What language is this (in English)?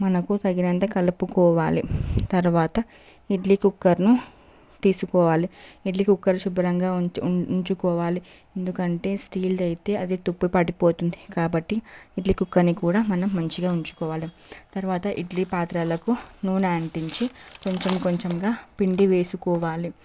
Telugu